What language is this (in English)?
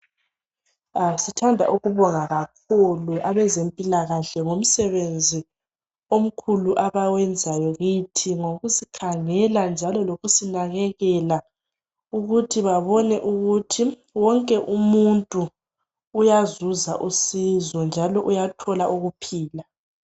North Ndebele